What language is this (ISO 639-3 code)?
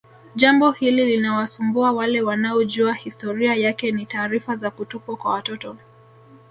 swa